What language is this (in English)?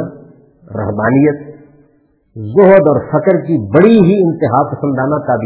Urdu